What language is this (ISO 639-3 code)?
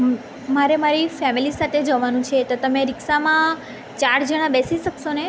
guj